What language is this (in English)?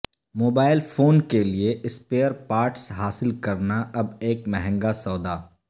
Urdu